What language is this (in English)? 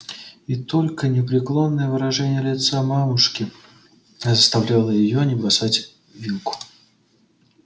Russian